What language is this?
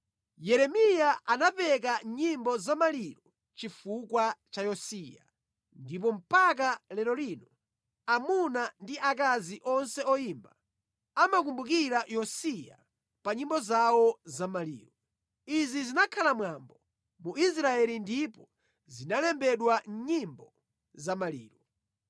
Nyanja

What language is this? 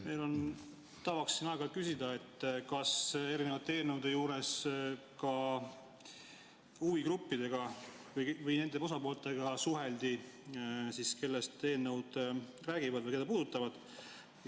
Estonian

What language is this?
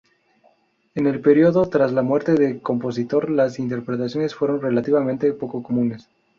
Spanish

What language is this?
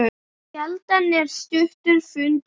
Icelandic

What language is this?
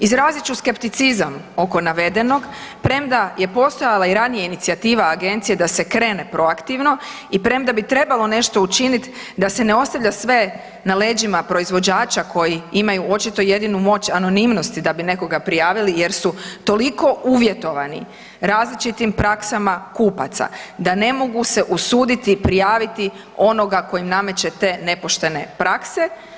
Croatian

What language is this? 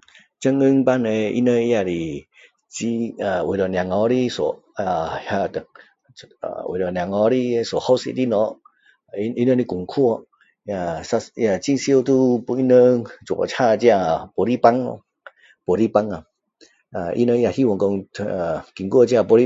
Min Dong Chinese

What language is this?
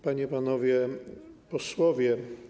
Polish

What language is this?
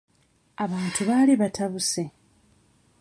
Ganda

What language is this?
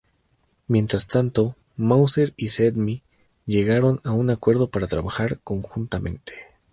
Spanish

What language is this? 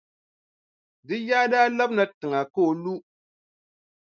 Dagbani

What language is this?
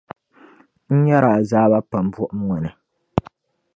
Dagbani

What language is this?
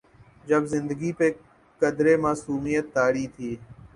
Urdu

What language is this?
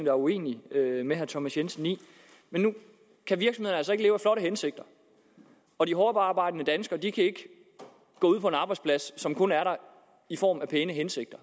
Danish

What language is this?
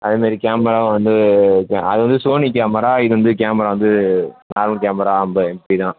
Tamil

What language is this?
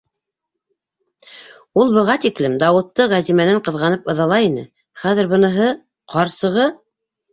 Bashkir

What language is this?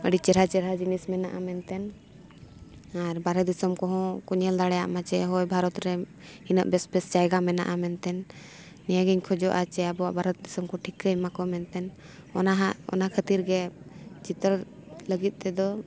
Santali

